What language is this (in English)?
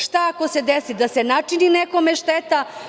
Serbian